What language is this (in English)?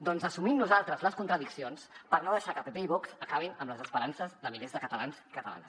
Catalan